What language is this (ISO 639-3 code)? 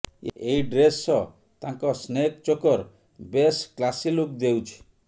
ori